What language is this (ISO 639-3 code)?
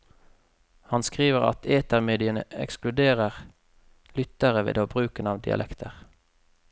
nor